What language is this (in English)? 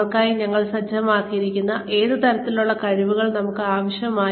Malayalam